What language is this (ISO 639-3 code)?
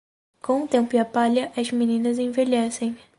por